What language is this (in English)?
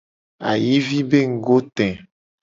Gen